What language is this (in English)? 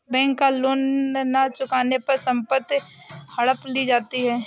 Hindi